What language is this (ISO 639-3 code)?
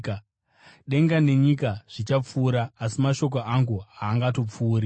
sna